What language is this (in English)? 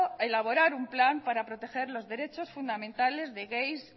Spanish